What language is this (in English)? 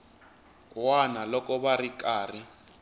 Tsonga